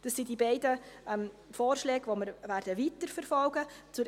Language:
Swiss German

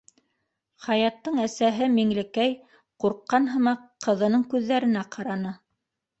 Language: Bashkir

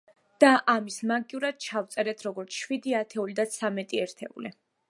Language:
Georgian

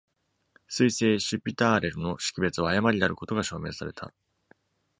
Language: Japanese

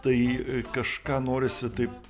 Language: Lithuanian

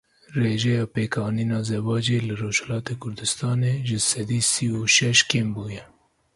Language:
Kurdish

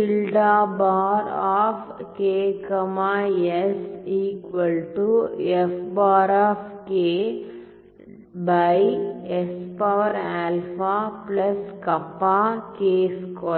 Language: Tamil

